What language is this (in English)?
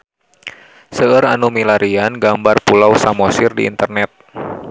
Sundanese